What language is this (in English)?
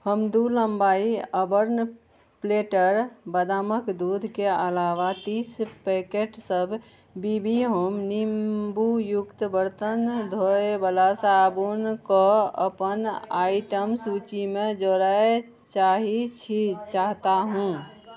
Maithili